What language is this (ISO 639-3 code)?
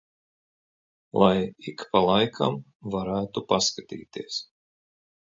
lav